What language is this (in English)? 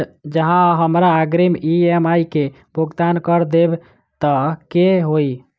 Maithili